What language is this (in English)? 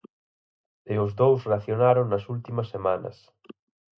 Galician